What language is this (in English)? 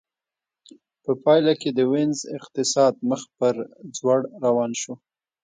Pashto